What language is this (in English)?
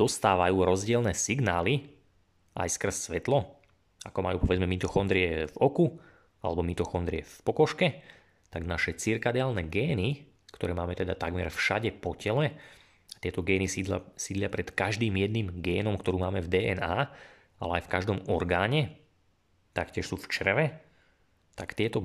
Slovak